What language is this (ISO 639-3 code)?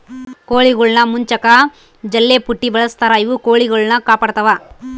kan